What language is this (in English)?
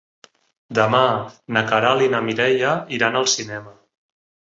Catalan